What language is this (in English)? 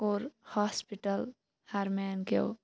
Kashmiri